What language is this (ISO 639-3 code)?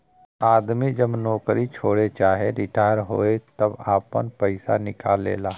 bho